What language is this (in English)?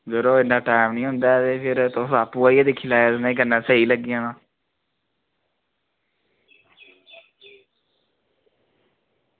Dogri